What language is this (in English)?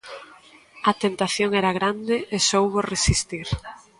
Galician